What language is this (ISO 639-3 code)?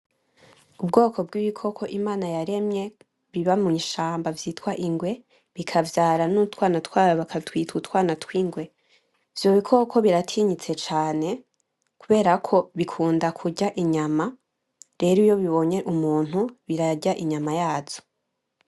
run